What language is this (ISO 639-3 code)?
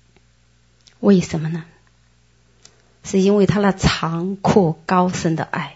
zho